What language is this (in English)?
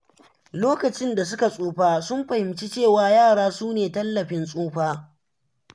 Hausa